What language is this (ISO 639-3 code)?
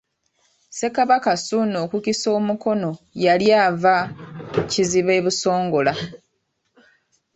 lug